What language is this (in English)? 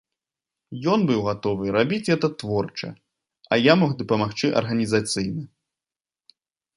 Belarusian